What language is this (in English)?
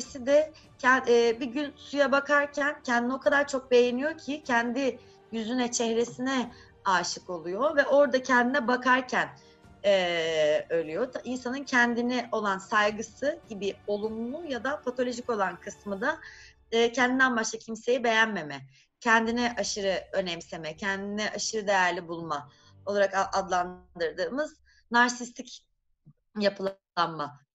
Turkish